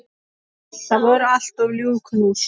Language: Icelandic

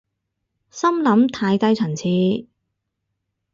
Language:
Cantonese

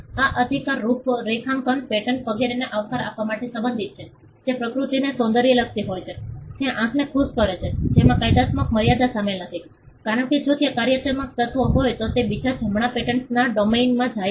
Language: Gujarati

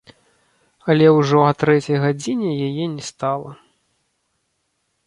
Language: Belarusian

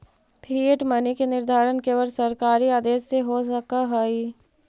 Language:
Magahi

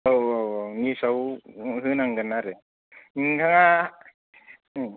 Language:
Bodo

